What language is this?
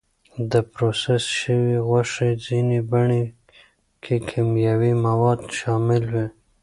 Pashto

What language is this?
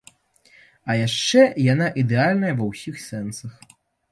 Belarusian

